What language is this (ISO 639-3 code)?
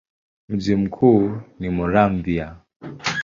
swa